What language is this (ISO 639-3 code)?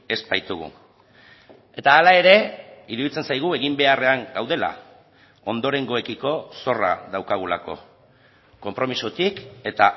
eus